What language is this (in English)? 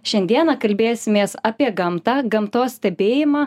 Lithuanian